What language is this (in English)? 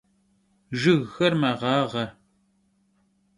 Kabardian